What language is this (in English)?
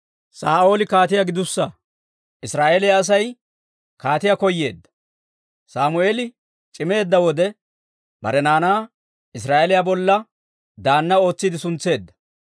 Dawro